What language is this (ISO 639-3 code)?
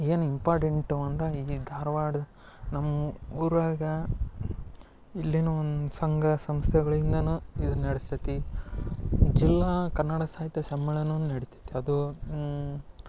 kan